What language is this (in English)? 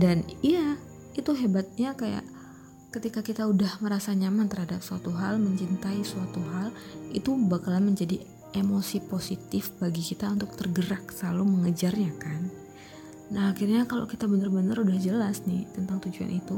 Indonesian